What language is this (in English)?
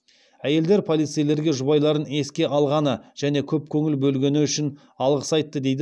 Kazakh